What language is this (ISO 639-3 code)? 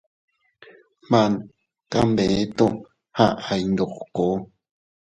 cut